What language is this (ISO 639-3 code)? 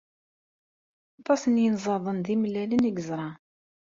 kab